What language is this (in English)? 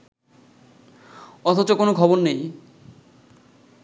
Bangla